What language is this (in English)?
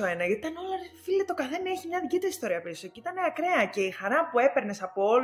Greek